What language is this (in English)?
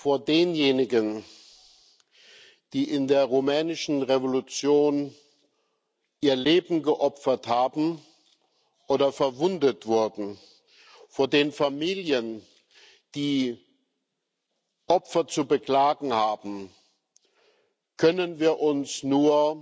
German